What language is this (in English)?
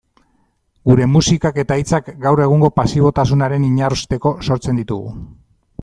Basque